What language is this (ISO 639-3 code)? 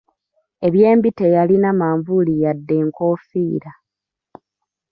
lug